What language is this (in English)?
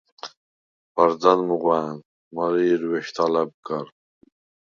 Svan